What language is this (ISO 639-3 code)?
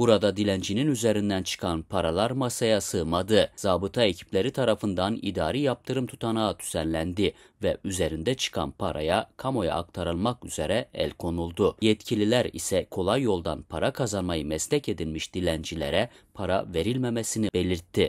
tur